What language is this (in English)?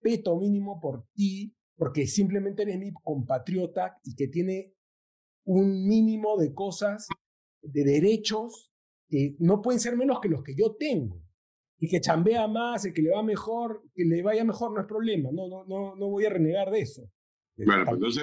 Spanish